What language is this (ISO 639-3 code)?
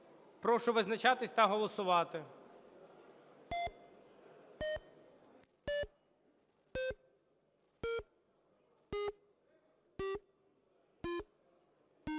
ukr